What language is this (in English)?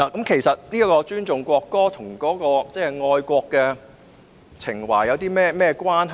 Cantonese